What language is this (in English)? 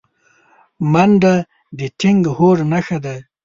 Pashto